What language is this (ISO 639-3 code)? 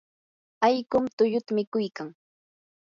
qur